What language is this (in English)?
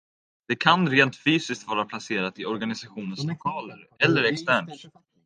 Swedish